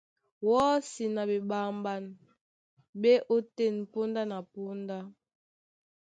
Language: Duala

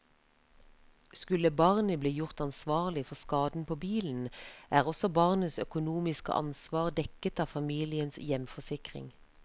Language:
Norwegian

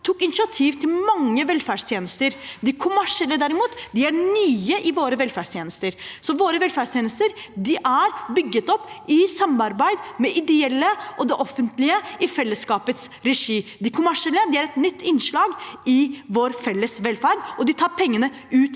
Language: Norwegian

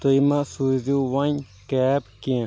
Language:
Kashmiri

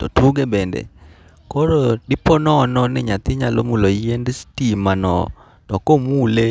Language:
Luo (Kenya and Tanzania)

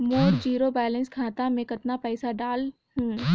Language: Chhattisgarhi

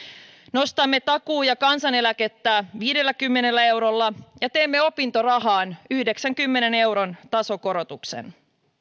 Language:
Finnish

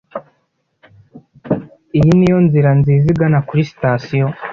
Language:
Kinyarwanda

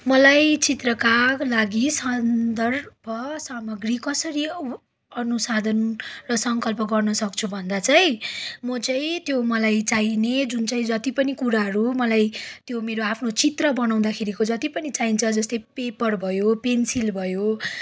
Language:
Nepali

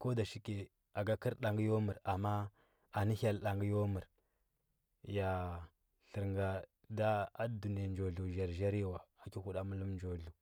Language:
Huba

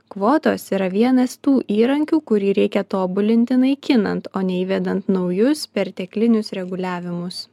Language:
Lithuanian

